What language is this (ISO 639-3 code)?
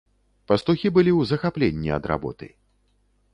bel